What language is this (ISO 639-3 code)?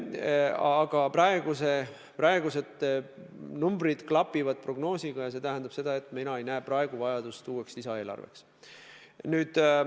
est